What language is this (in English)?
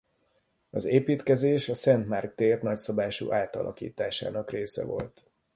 Hungarian